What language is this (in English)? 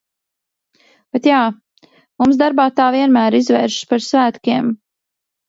Latvian